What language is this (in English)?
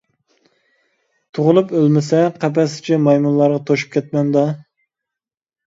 Uyghur